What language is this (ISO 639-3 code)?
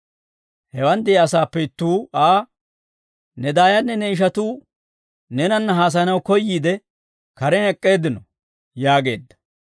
dwr